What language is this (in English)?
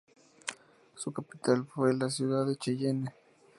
Spanish